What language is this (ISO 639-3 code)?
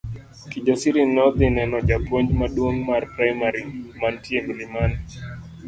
luo